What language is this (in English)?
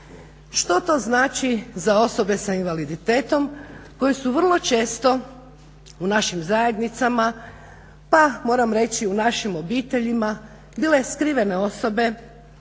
Croatian